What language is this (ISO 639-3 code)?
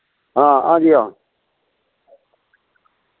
doi